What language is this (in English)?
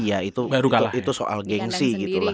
Indonesian